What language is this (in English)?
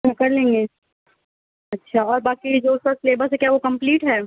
Urdu